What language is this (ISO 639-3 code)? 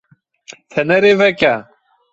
kur